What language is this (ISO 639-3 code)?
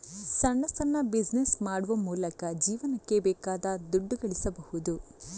kan